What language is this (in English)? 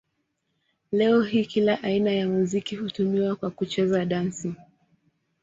Swahili